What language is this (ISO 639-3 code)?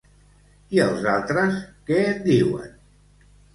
cat